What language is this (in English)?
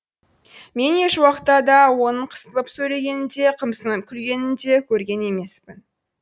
Kazakh